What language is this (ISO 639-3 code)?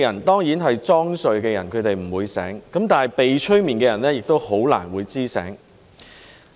yue